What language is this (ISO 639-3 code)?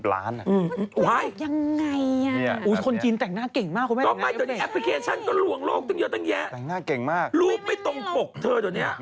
tha